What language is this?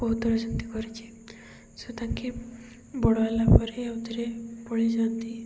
Odia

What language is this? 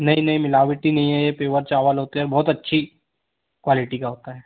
Hindi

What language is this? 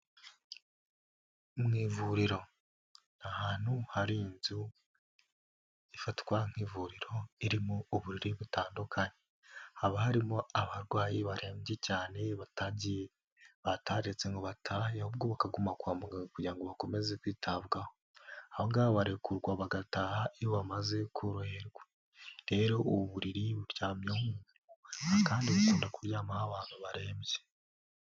Kinyarwanda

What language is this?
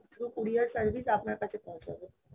Bangla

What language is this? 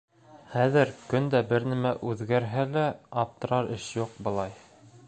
Bashkir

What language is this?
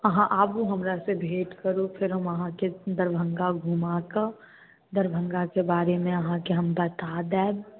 Maithili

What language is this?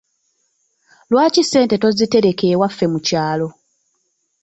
Ganda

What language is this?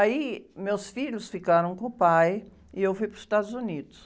Portuguese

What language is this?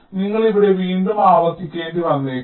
Malayalam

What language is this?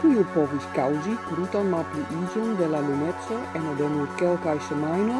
Esperanto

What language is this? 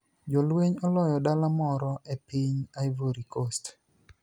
Luo (Kenya and Tanzania)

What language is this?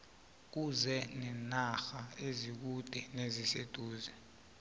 South Ndebele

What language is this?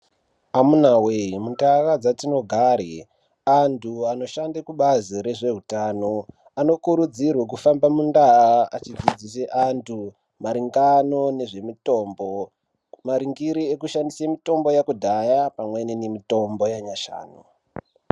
Ndau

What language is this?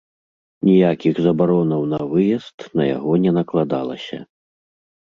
Belarusian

